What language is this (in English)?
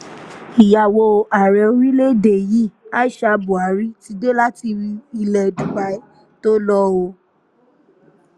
Yoruba